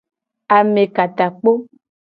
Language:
Gen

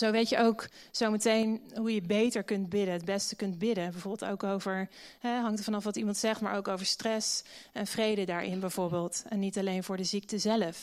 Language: Dutch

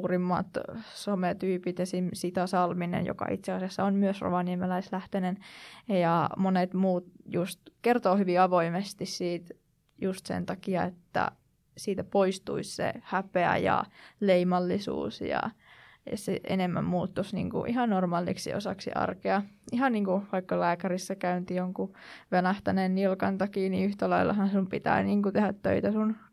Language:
Finnish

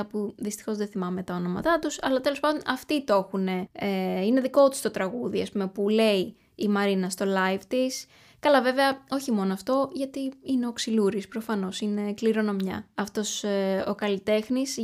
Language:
Greek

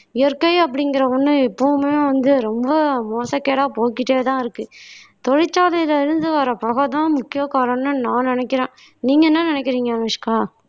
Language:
Tamil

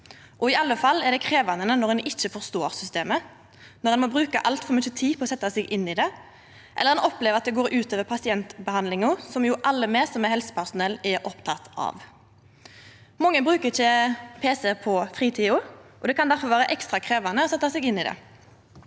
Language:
Norwegian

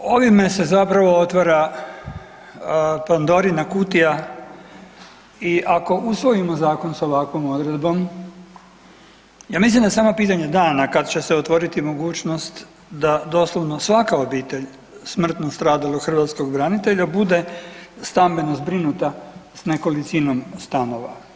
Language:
Croatian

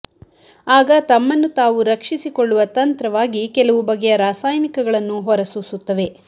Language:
Kannada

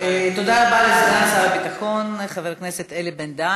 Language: Hebrew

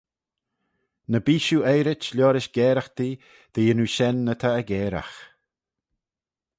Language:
Manx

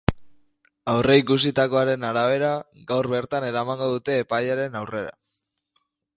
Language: Basque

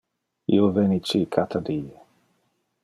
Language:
Interlingua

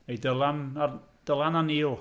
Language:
Welsh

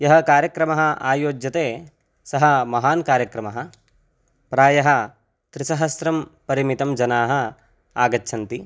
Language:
Sanskrit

